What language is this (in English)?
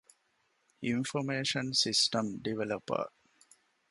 Divehi